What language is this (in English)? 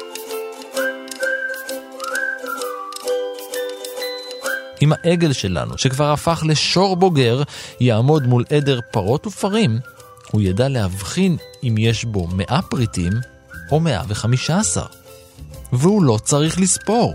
Hebrew